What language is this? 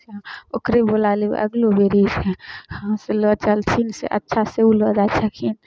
Maithili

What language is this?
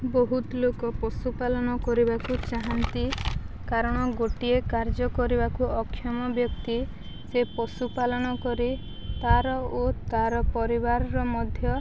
Odia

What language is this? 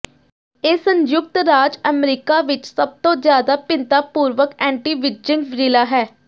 Punjabi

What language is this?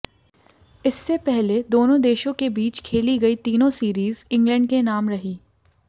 Hindi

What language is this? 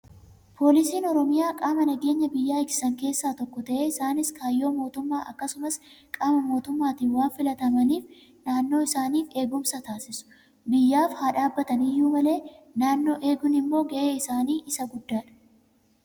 Oromo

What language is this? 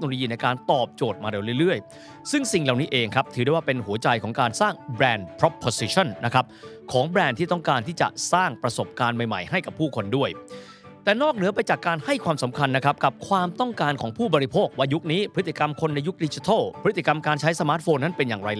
Thai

